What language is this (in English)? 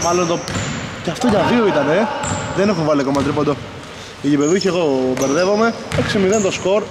Greek